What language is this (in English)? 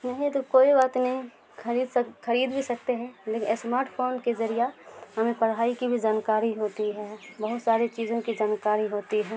Urdu